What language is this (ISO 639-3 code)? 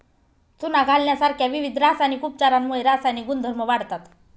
mar